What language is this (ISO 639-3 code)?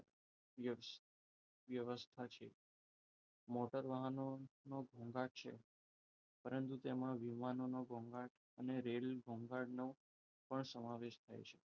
guj